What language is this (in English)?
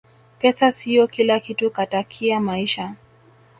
Swahili